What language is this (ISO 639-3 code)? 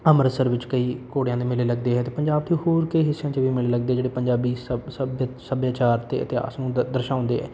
pan